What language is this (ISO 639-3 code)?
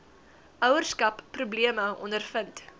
afr